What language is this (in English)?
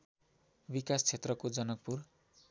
Nepali